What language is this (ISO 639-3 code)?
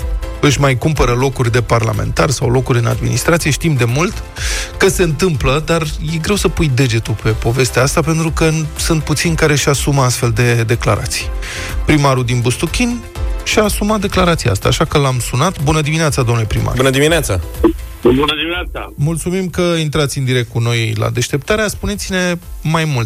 ron